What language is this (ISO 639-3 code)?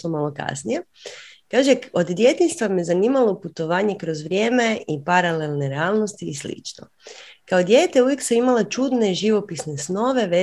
hrv